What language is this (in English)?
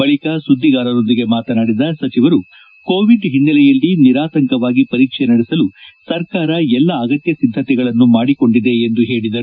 Kannada